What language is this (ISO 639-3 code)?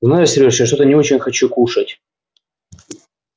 rus